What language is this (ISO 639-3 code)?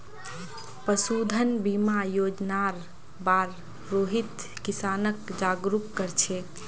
mag